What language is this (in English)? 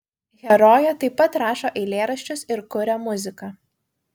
Lithuanian